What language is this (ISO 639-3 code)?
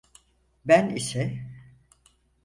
tur